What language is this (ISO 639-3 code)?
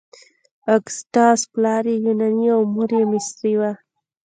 pus